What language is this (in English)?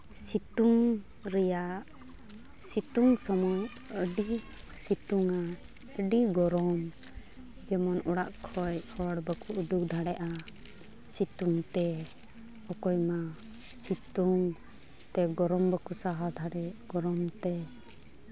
Santali